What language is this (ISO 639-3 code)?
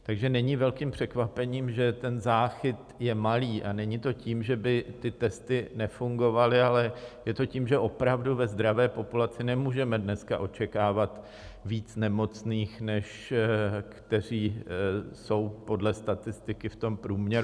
ces